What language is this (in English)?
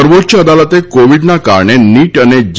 Gujarati